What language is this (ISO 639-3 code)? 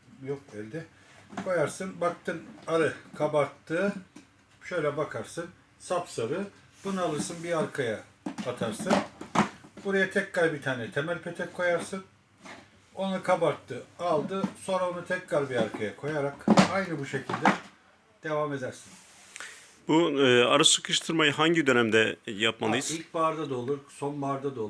tur